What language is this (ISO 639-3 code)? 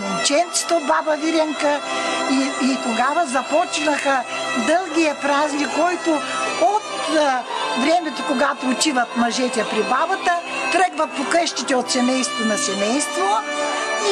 bul